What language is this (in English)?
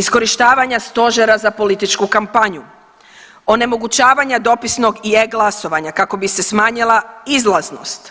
Croatian